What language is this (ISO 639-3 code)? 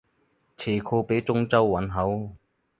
yue